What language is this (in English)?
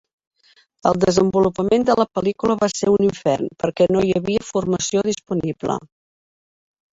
Catalan